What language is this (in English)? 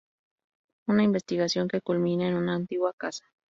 Spanish